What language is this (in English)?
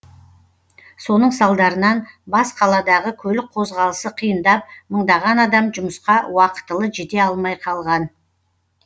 Kazakh